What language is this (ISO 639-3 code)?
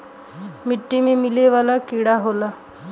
bho